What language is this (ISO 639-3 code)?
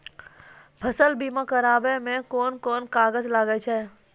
mai